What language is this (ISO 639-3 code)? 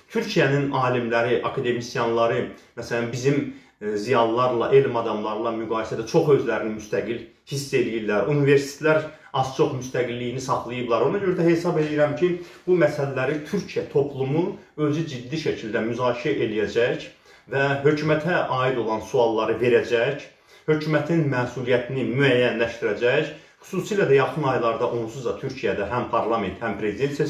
tur